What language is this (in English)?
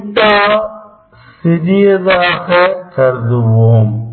Tamil